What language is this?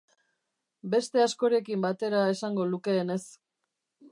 Basque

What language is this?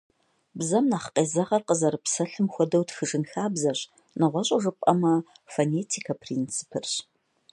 Kabardian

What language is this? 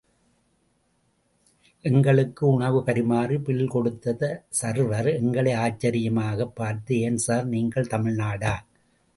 Tamil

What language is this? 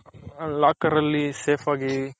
Kannada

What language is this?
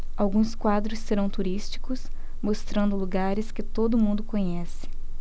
Portuguese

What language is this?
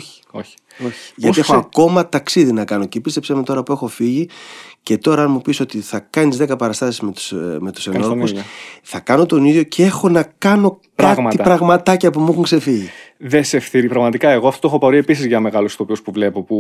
Greek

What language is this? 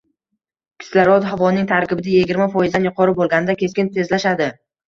Uzbek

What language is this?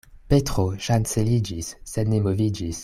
Esperanto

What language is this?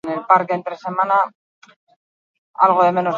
Basque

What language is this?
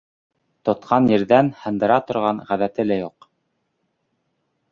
Bashkir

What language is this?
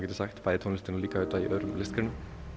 Icelandic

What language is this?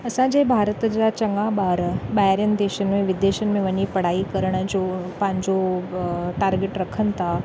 Sindhi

